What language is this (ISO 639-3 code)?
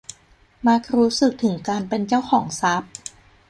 tha